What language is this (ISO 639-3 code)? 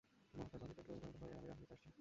ben